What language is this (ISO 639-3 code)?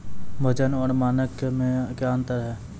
mai